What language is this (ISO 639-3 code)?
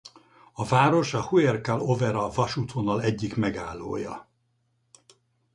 hun